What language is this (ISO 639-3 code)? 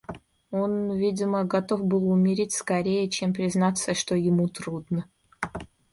rus